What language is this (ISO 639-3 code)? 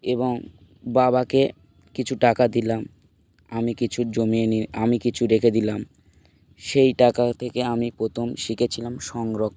ben